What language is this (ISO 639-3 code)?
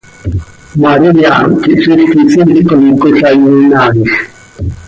sei